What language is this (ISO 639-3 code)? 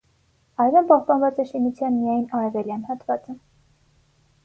hye